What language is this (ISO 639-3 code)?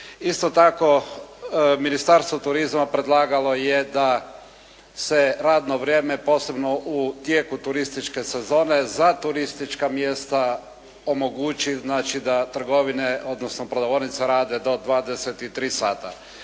hrv